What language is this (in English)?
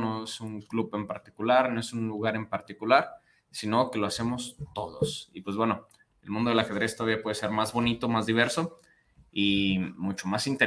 Spanish